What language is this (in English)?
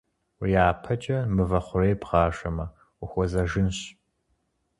Kabardian